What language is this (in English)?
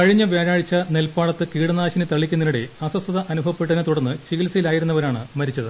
Malayalam